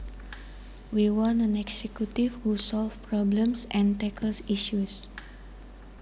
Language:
Javanese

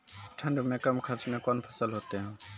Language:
Maithili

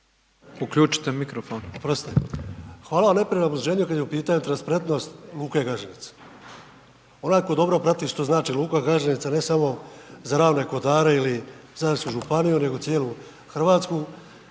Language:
Croatian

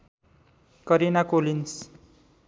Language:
Nepali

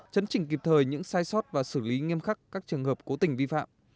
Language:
Vietnamese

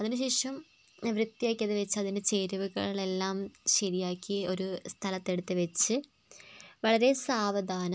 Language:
Malayalam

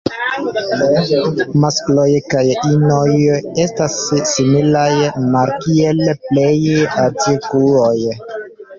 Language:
Esperanto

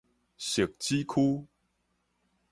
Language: Min Nan Chinese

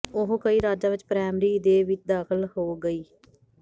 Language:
Punjabi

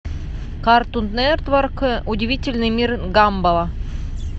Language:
Russian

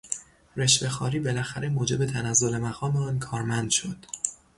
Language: Persian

